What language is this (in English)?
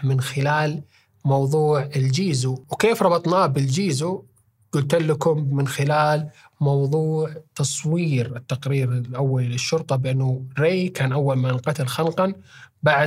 Arabic